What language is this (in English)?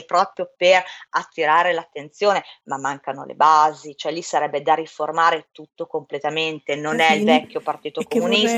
Italian